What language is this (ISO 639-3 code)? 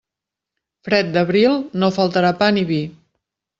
cat